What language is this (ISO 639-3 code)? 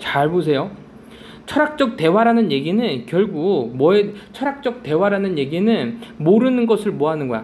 kor